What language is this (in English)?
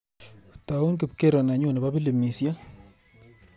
Kalenjin